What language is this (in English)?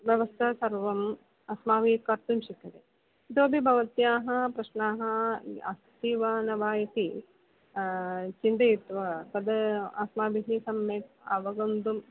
Sanskrit